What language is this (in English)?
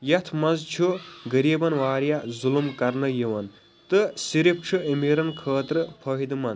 Kashmiri